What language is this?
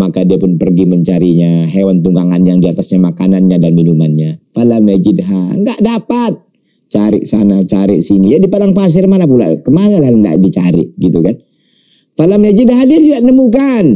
Indonesian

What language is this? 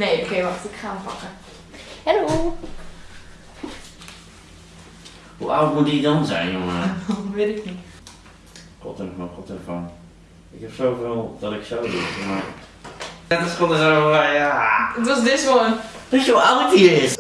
Dutch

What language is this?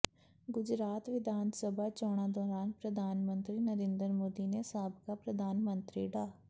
Punjabi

